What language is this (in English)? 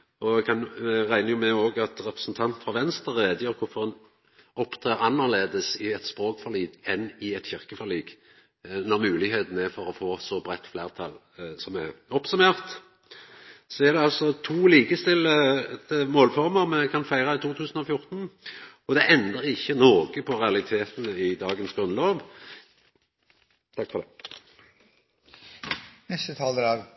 Norwegian Nynorsk